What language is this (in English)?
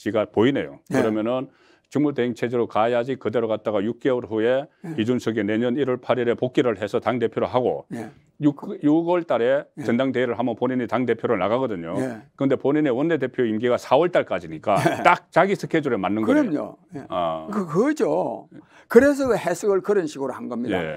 Korean